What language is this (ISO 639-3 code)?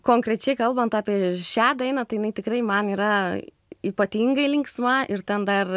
lit